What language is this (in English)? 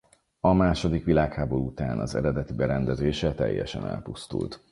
Hungarian